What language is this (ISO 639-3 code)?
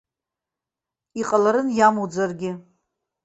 abk